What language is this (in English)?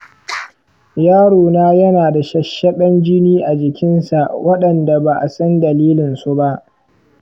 Hausa